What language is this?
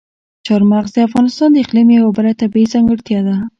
Pashto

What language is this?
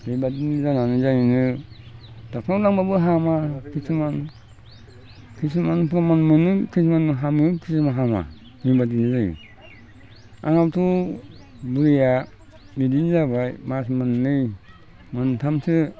Bodo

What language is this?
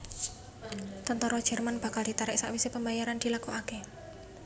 Javanese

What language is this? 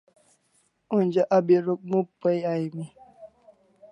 Kalasha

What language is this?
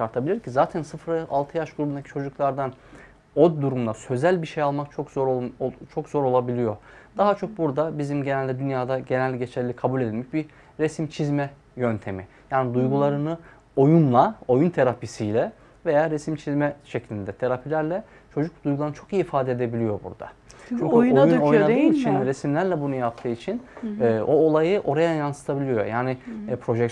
Turkish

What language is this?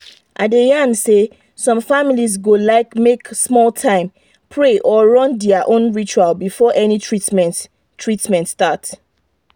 Nigerian Pidgin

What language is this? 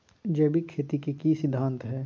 Magahi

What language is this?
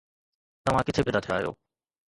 Sindhi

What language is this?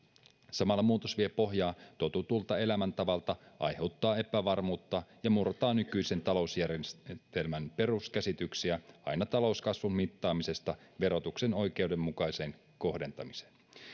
Finnish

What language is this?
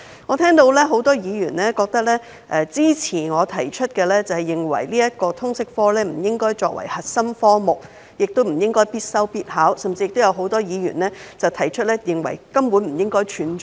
Cantonese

